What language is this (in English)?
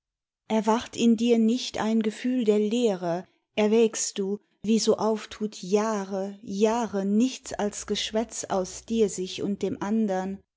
German